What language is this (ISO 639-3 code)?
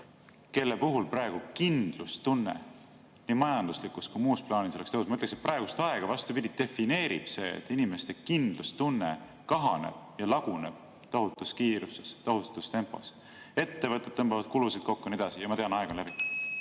est